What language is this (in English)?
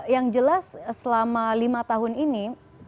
Indonesian